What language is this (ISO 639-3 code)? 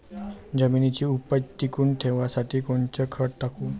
mar